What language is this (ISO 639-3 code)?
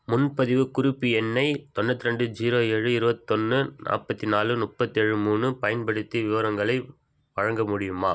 tam